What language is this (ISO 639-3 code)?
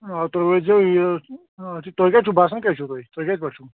kas